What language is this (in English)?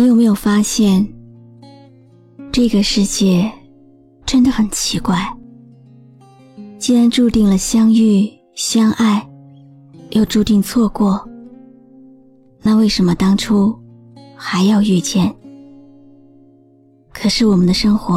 Chinese